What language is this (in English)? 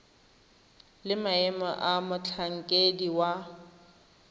Tswana